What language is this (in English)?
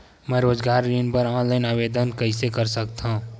Chhattisgarhi